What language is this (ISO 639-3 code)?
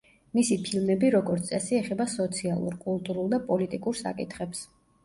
kat